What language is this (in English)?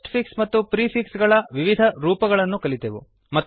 Kannada